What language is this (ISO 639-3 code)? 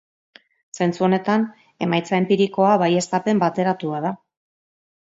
eus